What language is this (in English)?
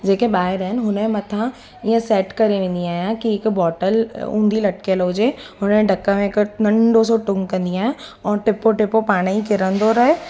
Sindhi